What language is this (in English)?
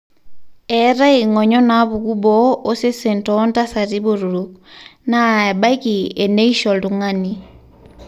Masai